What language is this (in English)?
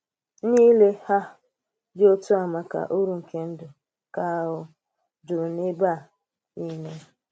Igbo